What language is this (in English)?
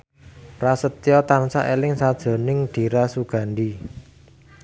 Javanese